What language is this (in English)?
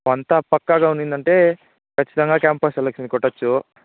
Telugu